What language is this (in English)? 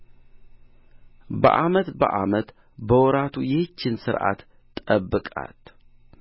Amharic